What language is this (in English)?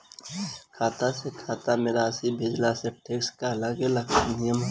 Bhojpuri